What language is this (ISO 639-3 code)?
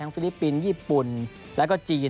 tha